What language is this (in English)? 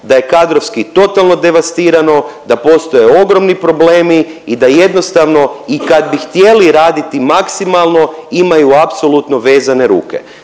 Croatian